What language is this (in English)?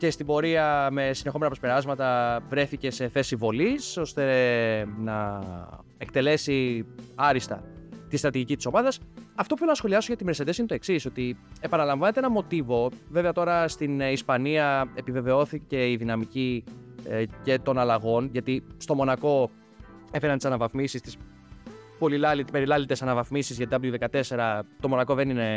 Greek